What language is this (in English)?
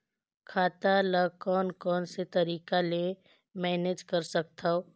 Chhattisgarhi